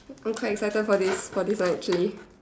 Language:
English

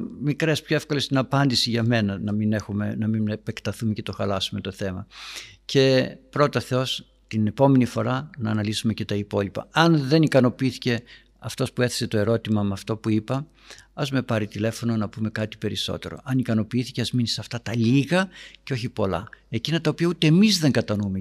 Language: Greek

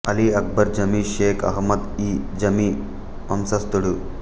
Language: Telugu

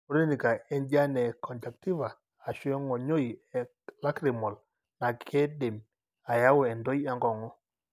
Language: Masai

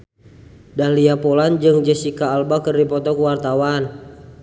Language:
Sundanese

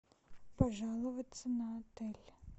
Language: Russian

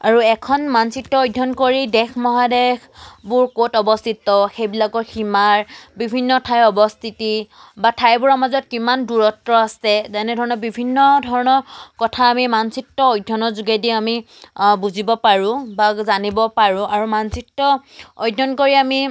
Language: Assamese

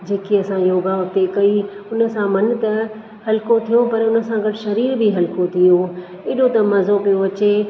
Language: Sindhi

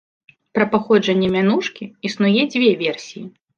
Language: Belarusian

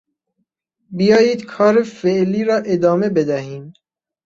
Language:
Persian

